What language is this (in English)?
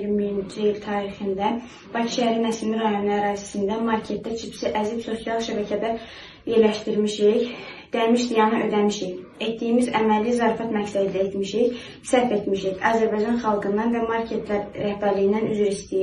Turkish